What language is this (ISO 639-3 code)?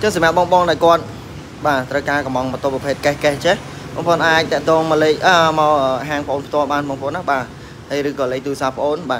vie